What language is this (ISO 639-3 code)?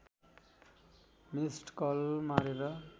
nep